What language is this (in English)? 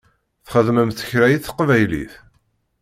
Kabyle